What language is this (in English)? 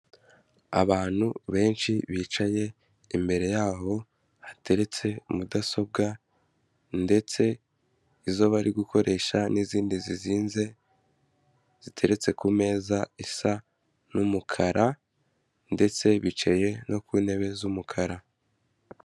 Kinyarwanda